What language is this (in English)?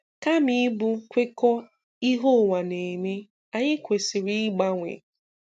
Igbo